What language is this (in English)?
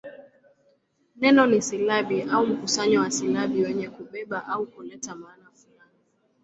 Swahili